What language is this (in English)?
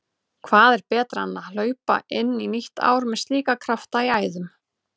Icelandic